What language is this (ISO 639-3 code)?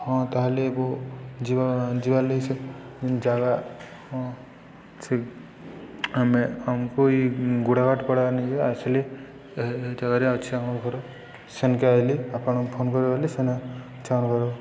ori